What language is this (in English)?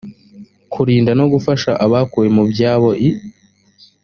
Kinyarwanda